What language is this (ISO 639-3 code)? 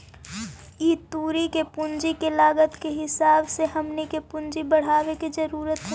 mag